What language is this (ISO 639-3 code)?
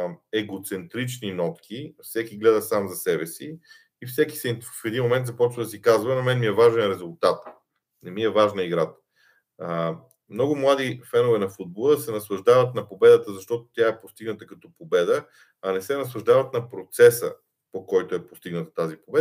bul